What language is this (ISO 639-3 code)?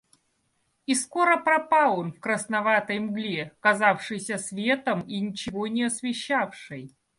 rus